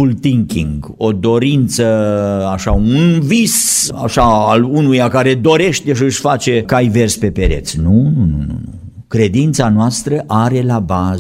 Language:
Romanian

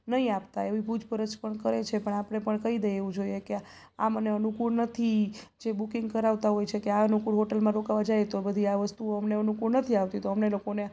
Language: Gujarati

